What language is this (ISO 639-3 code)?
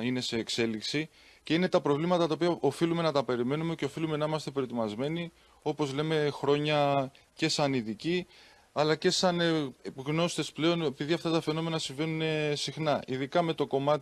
ell